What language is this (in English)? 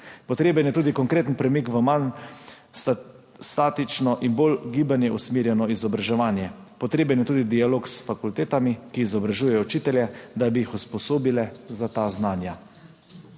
Slovenian